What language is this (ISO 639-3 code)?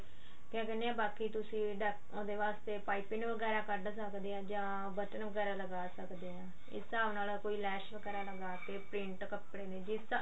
pan